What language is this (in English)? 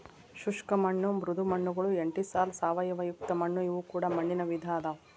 Kannada